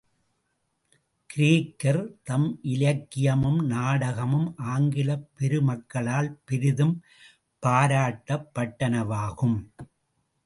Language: Tamil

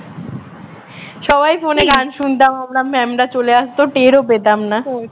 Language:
Bangla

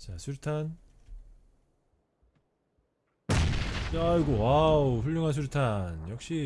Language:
Korean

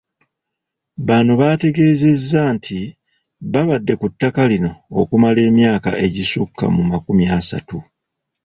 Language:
Ganda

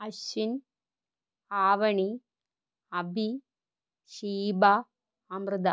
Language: Malayalam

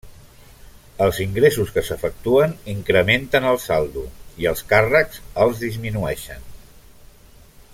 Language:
Catalan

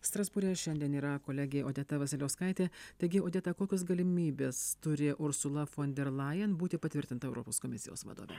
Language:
Lithuanian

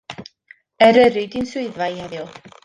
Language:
Welsh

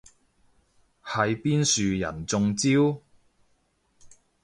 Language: Cantonese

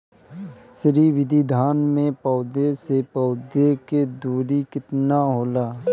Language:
Bhojpuri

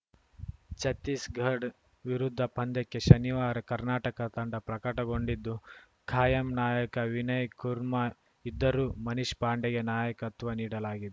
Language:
Kannada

